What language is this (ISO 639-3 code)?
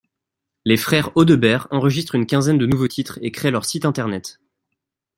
fra